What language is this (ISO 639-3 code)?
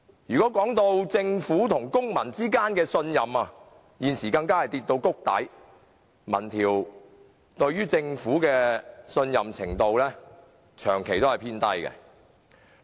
yue